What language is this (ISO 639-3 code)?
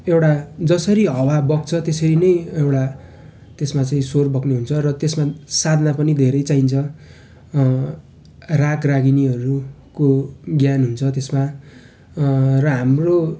nep